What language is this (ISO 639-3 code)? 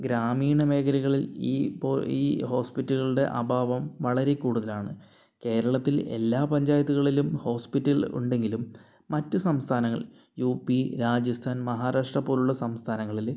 mal